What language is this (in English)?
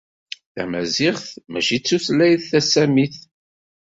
Kabyle